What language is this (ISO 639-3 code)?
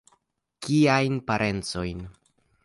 epo